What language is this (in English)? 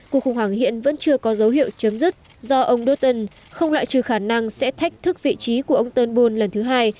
Vietnamese